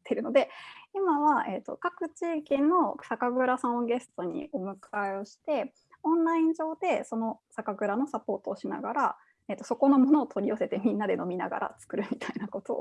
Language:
Japanese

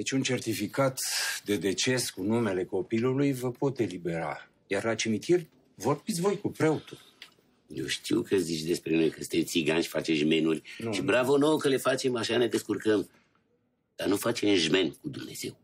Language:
Romanian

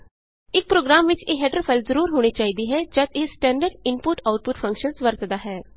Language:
Punjabi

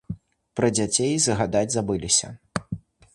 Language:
Belarusian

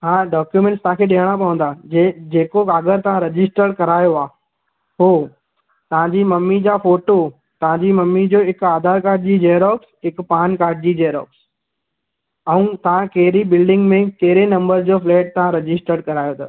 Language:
Sindhi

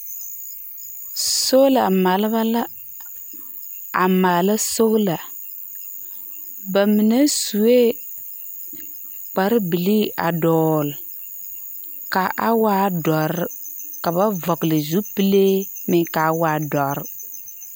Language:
Southern Dagaare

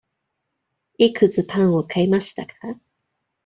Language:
Japanese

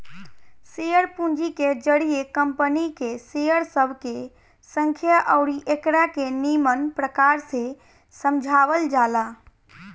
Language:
Bhojpuri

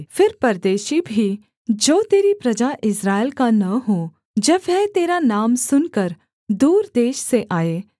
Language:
Hindi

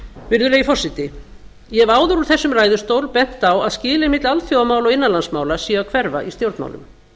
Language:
Icelandic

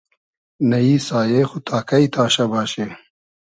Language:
Hazaragi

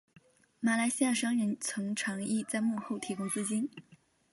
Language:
Chinese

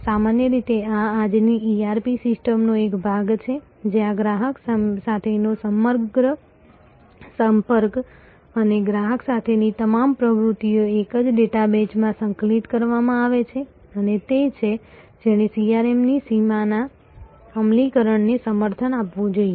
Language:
Gujarati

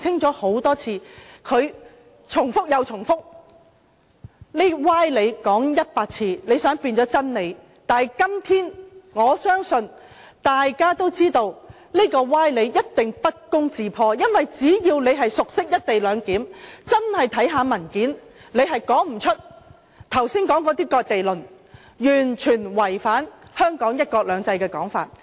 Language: Cantonese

